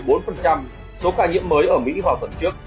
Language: Vietnamese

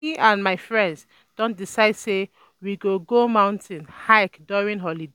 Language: Nigerian Pidgin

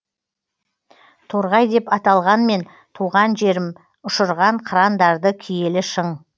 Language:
Kazakh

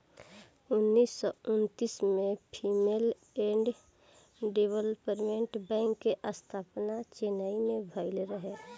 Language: Bhojpuri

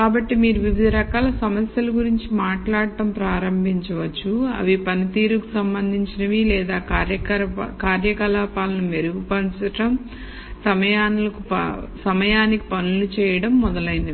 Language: Telugu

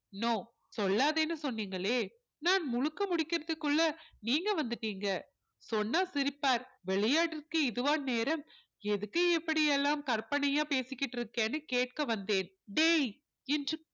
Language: Tamil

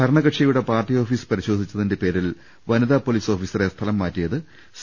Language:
Malayalam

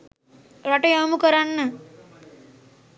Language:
Sinhala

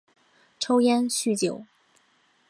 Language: Chinese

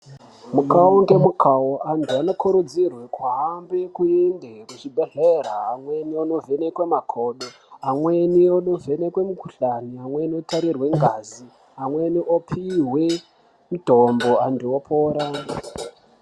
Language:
Ndau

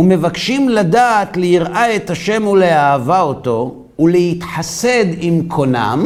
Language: Hebrew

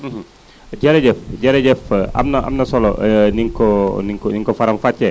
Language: Wolof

